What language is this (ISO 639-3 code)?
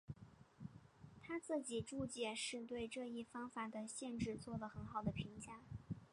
zho